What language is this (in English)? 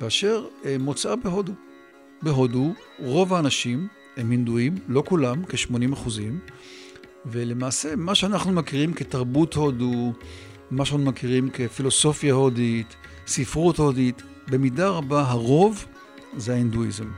Hebrew